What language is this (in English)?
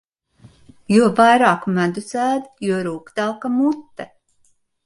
Latvian